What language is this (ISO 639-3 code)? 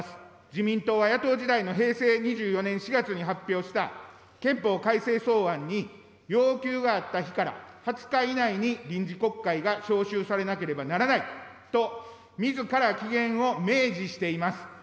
jpn